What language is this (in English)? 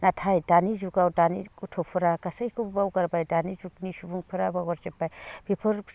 Bodo